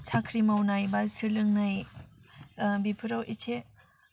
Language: Bodo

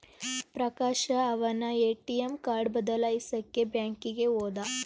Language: Kannada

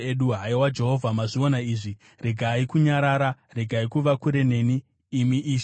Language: Shona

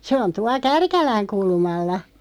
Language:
Finnish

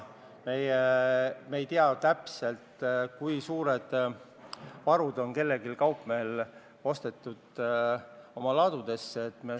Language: Estonian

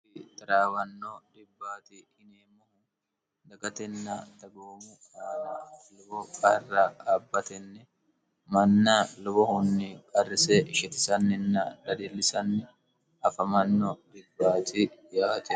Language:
Sidamo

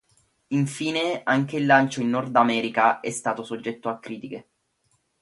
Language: Italian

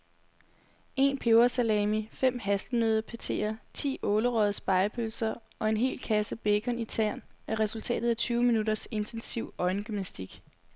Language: Danish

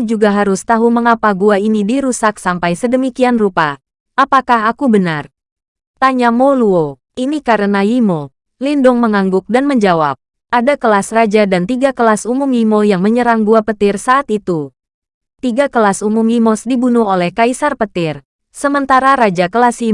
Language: Indonesian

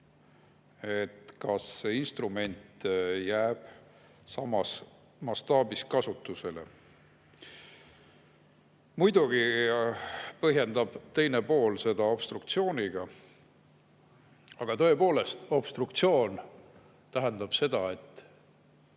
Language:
Estonian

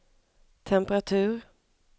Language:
Swedish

